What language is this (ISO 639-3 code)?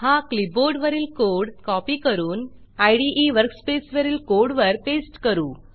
mar